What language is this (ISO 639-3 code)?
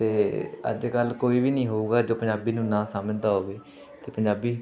pan